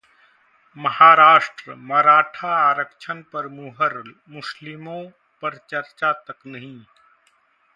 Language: Hindi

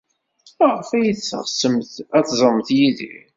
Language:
Kabyle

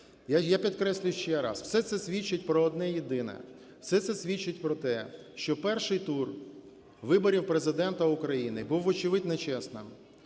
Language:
Ukrainian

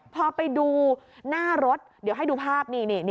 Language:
Thai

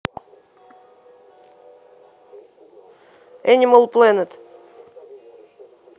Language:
Russian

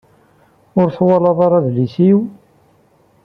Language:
Kabyle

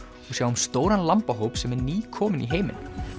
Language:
Icelandic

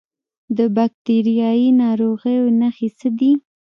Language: Pashto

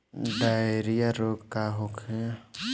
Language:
Bhojpuri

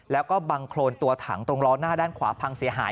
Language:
Thai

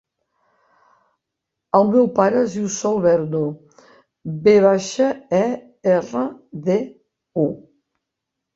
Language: Catalan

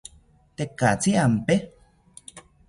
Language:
South Ucayali Ashéninka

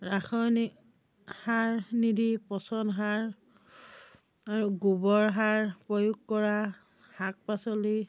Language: Assamese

